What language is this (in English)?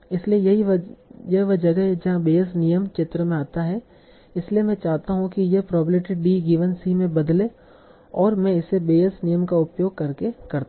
Hindi